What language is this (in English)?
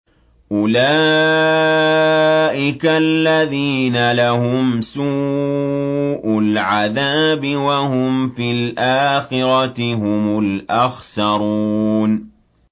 Arabic